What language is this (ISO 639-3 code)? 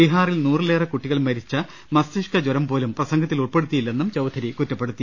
mal